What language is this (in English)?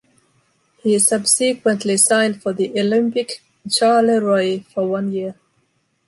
English